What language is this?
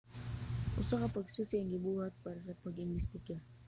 Cebuano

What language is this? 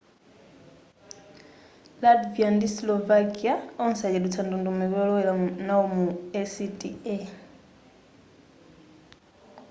Nyanja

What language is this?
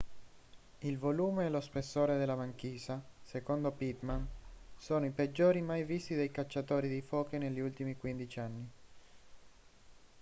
Italian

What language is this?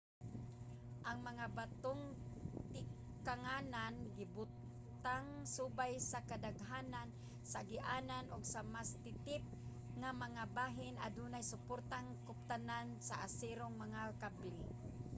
Cebuano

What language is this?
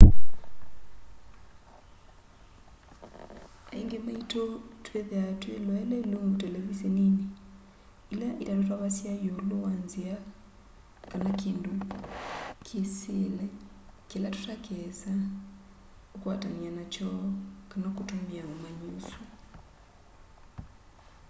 Kamba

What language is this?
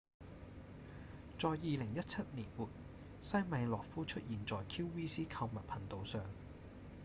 Cantonese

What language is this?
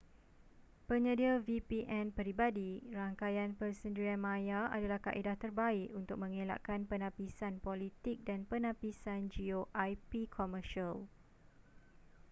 Malay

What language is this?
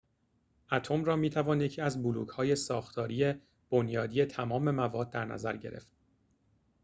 Persian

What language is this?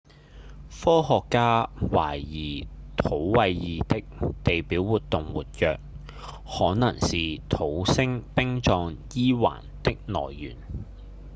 Cantonese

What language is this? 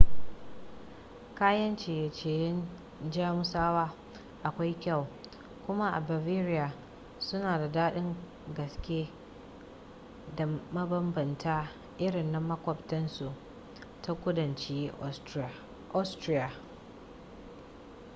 Hausa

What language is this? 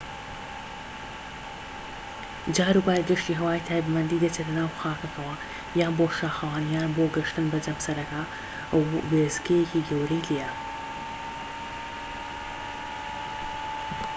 Central Kurdish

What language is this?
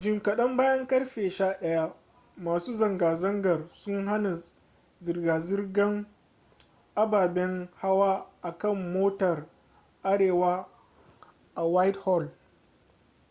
Hausa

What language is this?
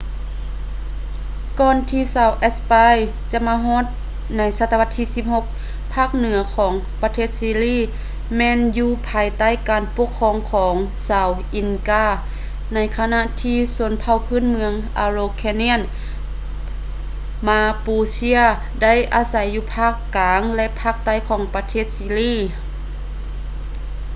Lao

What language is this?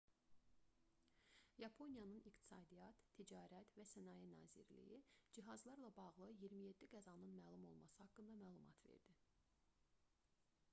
Azerbaijani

